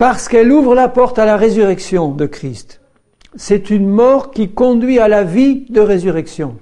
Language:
French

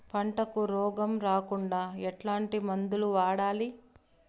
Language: Telugu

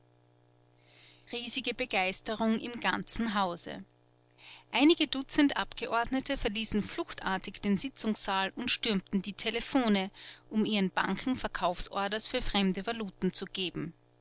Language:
German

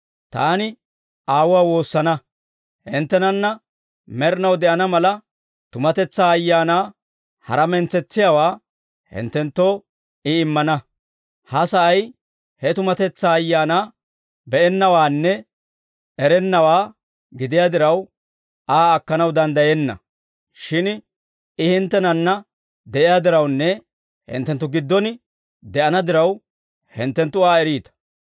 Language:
Dawro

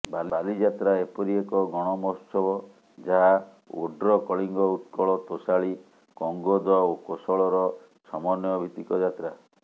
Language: Odia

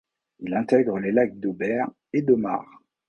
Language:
French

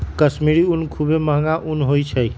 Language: Magahi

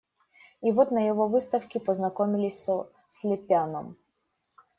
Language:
Russian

